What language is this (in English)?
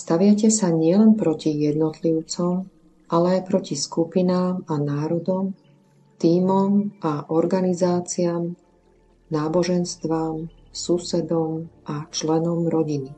Slovak